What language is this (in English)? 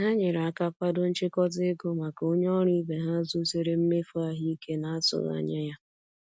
Igbo